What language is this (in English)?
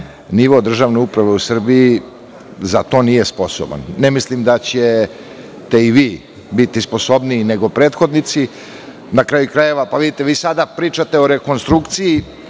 Serbian